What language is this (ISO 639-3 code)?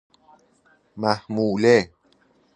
fas